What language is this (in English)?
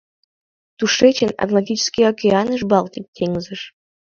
Mari